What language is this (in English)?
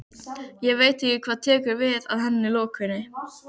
Icelandic